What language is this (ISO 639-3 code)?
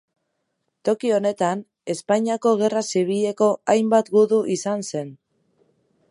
eus